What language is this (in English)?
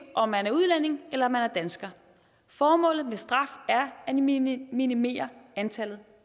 Danish